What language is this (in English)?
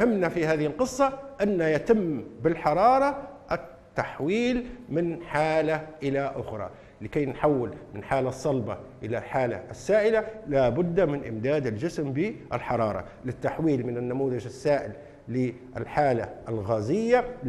Arabic